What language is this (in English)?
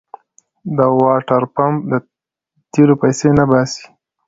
Pashto